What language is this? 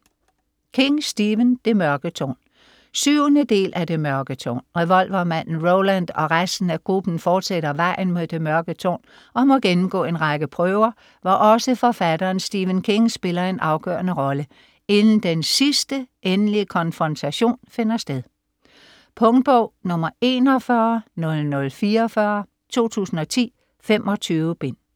Danish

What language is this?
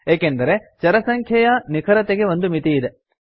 Kannada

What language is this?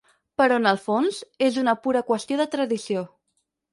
Catalan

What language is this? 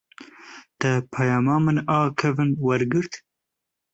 Kurdish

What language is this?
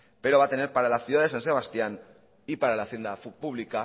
Spanish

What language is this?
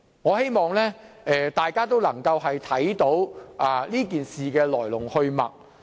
Cantonese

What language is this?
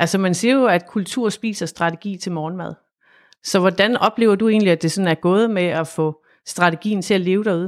Danish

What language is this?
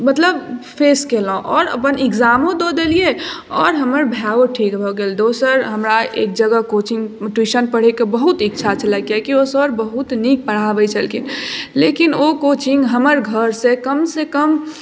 Maithili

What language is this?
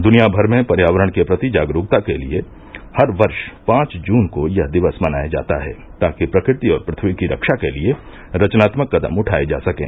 Hindi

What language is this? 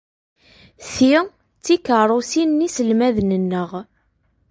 Kabyle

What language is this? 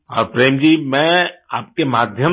Hindi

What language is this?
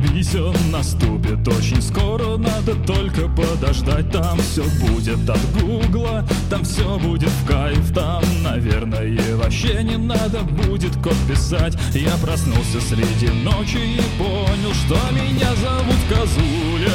Russian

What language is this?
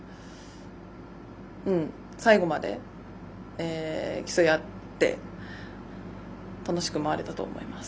Japanese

